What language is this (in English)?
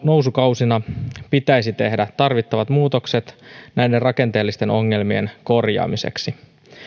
Finnish